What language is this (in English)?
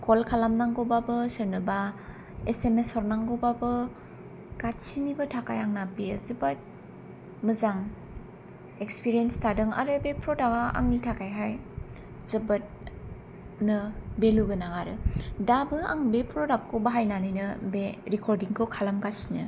Bodo